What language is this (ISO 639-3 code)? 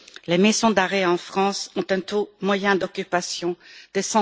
fra